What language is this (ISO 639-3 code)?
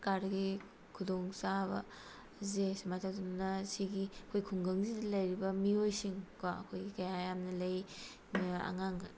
mni